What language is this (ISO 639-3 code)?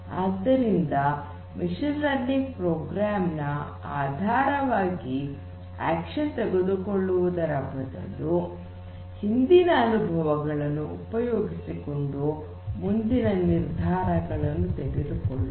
kan